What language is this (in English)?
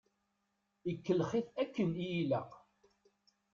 Kabyle